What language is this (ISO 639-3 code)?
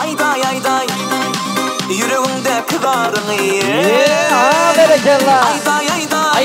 tur